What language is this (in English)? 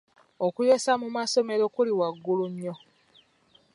Ganda